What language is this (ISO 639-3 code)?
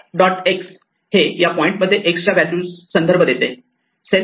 mar